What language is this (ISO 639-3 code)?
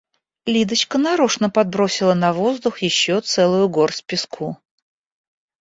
rus